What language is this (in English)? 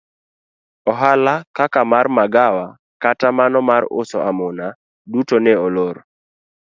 Luo (Kenya and Tanzania)